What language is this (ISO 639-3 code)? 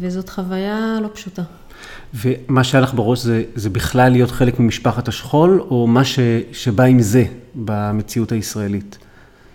heb